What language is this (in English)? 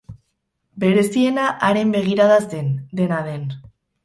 Basque